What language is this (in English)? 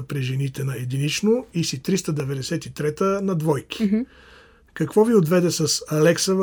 Bulgarian